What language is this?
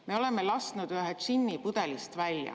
Estonian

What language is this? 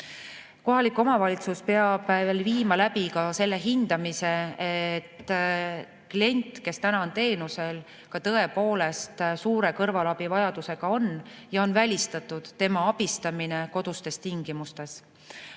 Estonian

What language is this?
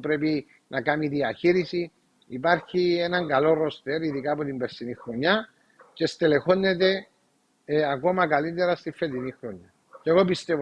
Greek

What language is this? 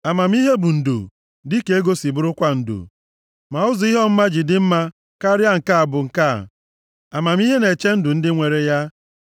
Igbo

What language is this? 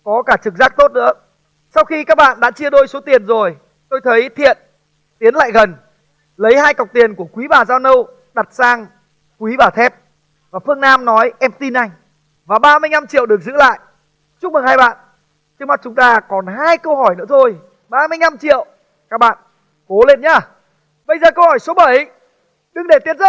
Vietnamese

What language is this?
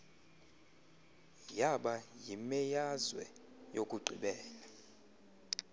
Xhosa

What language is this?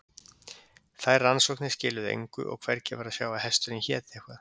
Icelandic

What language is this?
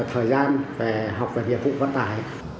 Vietnamese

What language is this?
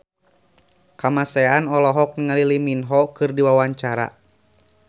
Sundanese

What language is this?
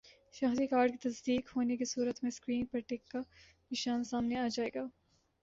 Urdu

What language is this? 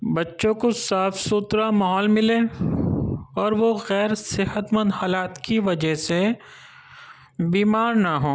Urdu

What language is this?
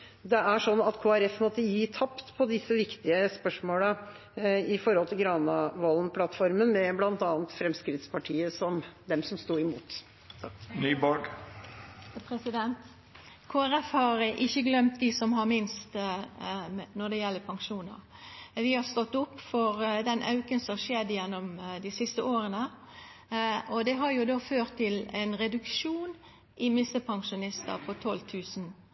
Norwegian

